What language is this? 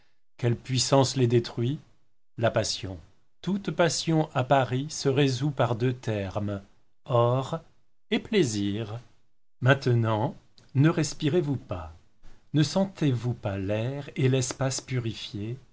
French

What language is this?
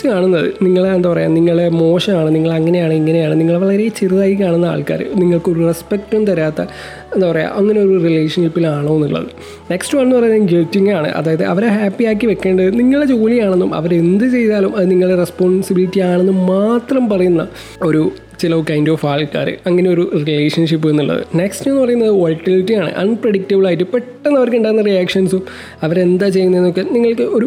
Malayalam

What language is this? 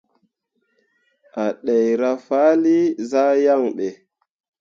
Mundang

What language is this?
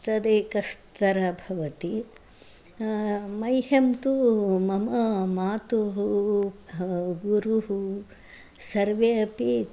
Sanskrit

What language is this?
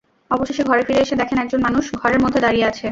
Bangla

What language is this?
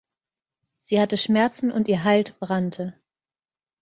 German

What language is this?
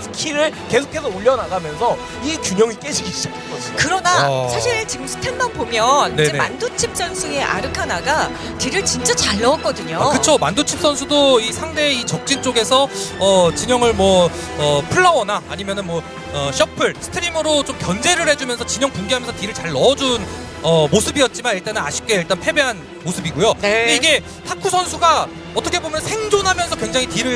Korean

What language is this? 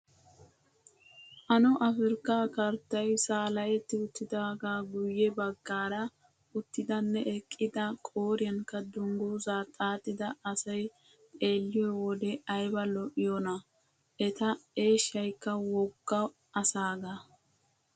Wolaytta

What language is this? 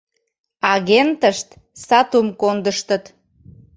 Mari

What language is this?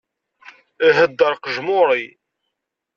Kabyle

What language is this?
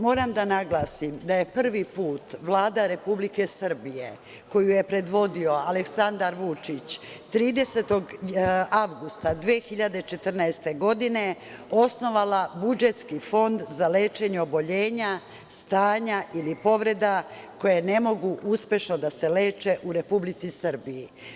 Serbian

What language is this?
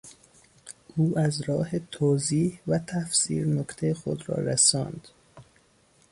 Persian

